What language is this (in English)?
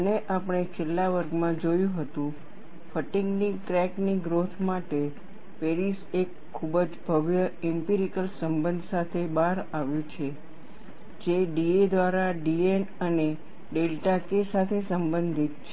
Gujarati